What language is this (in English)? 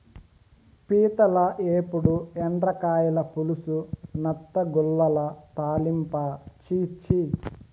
Telugu